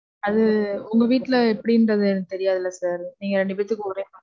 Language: Tamil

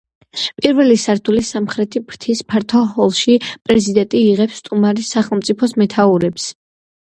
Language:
Georgian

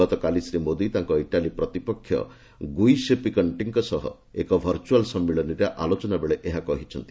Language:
Odia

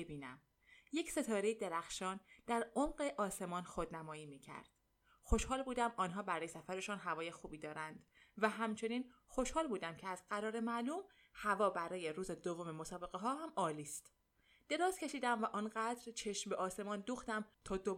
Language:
Persian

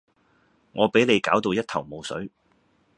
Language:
Cantonese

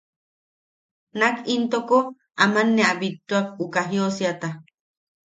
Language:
Yaqui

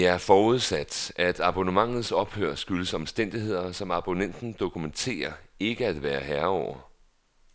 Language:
Danish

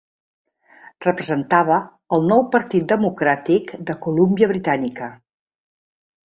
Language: Catalan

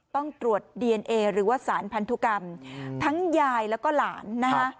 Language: Thai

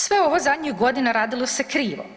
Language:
Croatian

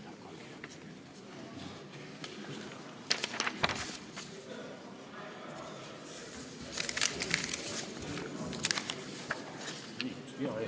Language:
Estonian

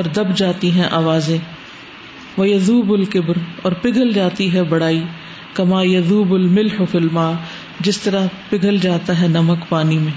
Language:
Urdu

